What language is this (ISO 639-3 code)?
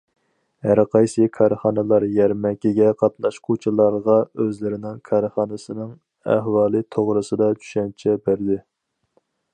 uig